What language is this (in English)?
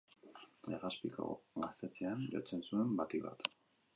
Basque